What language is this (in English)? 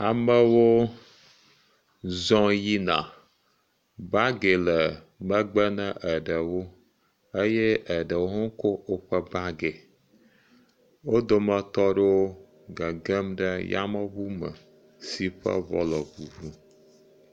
Ewe